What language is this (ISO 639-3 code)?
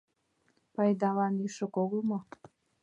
chm